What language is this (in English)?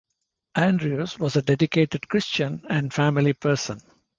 English